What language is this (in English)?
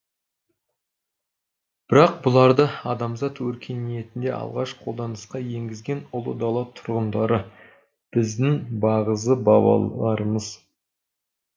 Kazakh